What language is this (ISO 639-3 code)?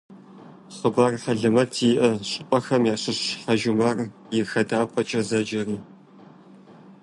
kbd